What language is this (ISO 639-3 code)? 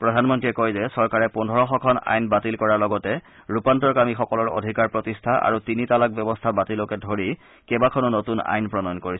asm